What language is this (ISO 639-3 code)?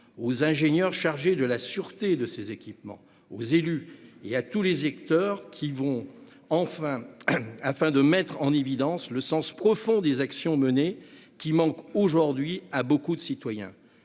fra